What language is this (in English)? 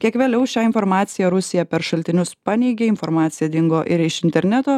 Lithuanian